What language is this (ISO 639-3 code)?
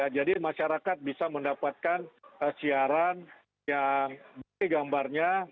ind